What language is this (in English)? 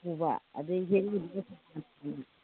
Manipuri